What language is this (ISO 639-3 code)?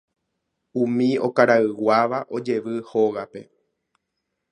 grn